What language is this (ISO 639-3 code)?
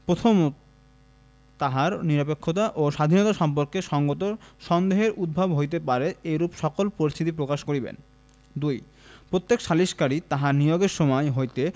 ben